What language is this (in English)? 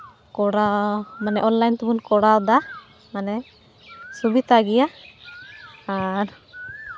Santali